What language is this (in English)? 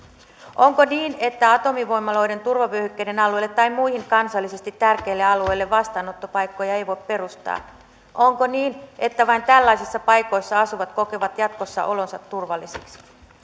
Finnish